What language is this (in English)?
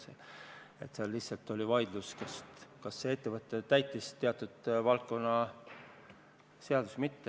Estonian